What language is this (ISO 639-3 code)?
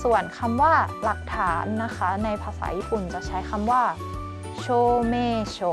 tha